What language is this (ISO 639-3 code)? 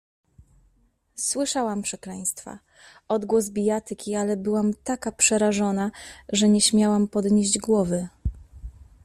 pol